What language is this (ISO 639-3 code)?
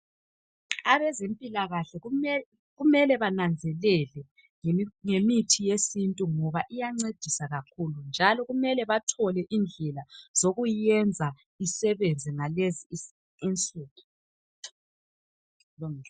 nde